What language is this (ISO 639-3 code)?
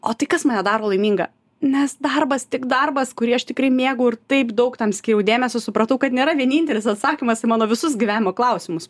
lit